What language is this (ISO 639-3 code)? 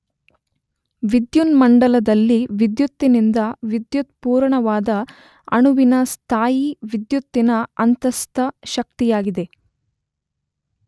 kan